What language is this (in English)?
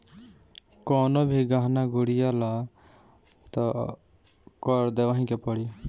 Bhojpuri